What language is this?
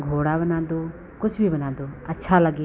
Hindi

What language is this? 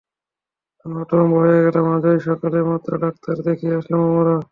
Bangla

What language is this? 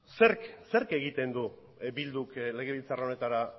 Basque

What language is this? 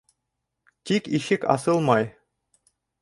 Bashkir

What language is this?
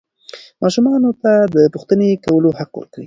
Pashto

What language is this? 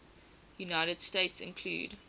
English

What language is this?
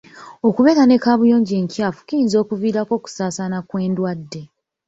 Ganda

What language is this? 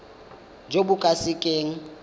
Tswana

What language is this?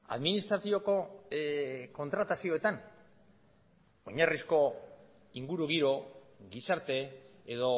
Basque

